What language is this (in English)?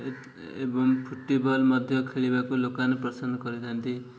Odia